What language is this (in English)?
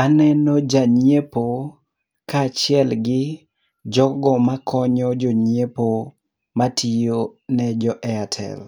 Luo (Kenya and Tanzania)